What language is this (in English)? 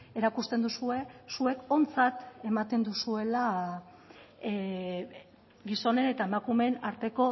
Basque